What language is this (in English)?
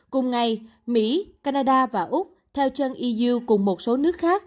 Vietnamese